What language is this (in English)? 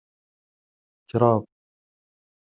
Kabyle